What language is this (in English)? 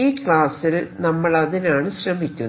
Malayalam